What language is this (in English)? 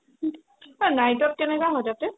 Assamese